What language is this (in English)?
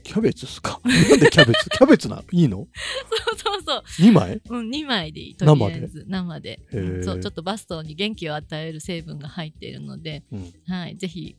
Japanese